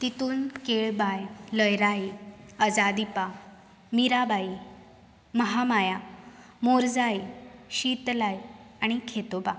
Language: Konkani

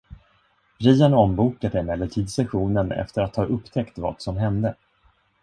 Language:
Swedish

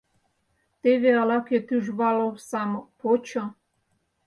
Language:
Mari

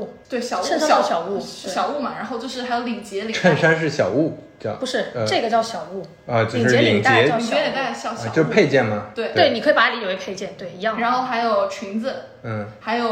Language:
Chinese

